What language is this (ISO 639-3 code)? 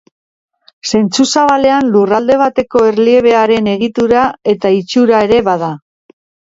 eus